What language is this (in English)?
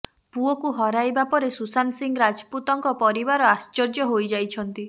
Odia